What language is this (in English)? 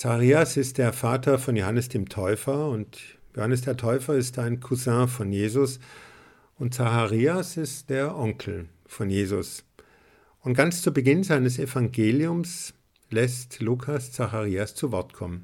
German